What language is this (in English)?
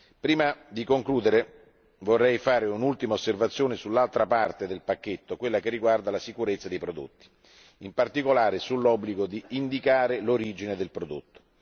Italian